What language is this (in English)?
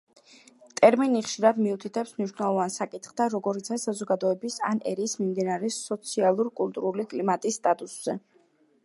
Georgian